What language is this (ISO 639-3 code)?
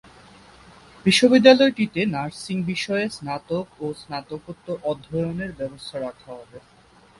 ben